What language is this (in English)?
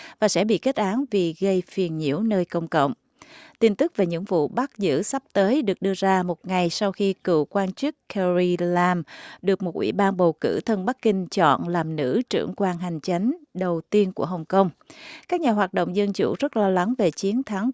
Vietnamese